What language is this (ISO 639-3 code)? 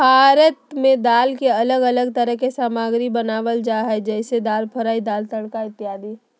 mag